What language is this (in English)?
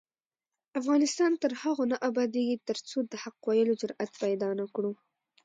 Pashto